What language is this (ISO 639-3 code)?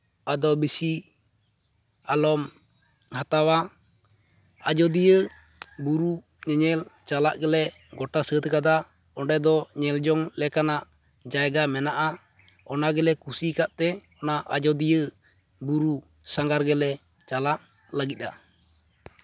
sat